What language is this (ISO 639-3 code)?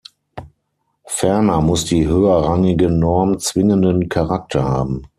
deu